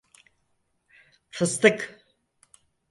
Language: Turkish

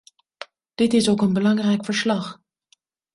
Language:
Dutch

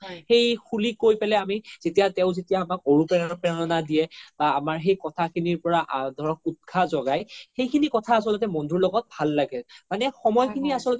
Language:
Assamese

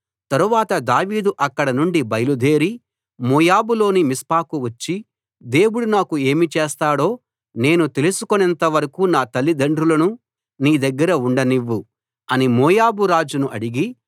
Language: Telugu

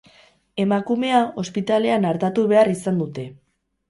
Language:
Basque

